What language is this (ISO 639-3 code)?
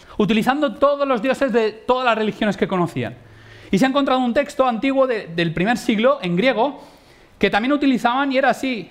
spa